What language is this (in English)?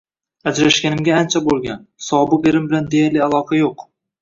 Uzbek